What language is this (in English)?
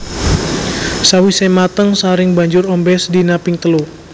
Javanese